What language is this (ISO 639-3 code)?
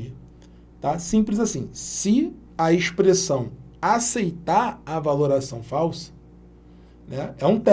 por